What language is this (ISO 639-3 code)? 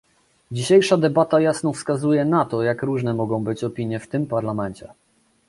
pol